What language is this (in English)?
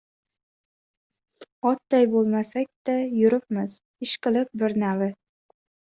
Uzbek